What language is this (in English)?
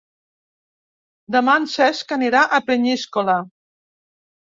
Catalan